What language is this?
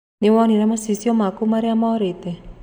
Kikuyu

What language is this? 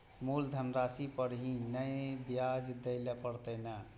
Maithili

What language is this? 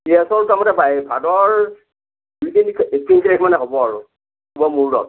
Assamese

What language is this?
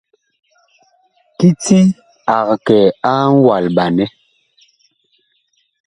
Bakoko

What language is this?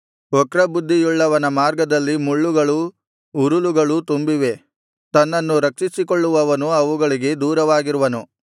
Kannada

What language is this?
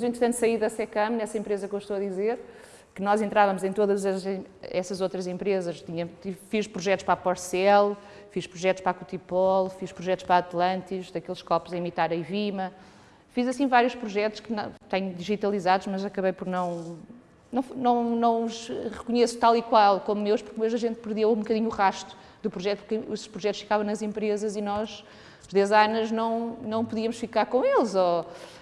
Portuguese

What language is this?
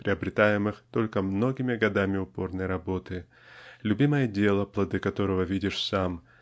Russian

